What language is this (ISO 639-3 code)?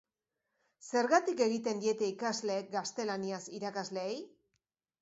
eus